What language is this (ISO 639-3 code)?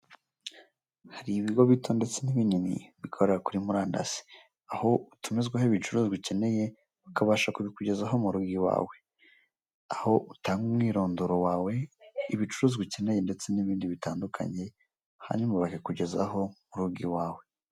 kin